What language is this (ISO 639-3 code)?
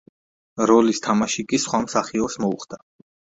kat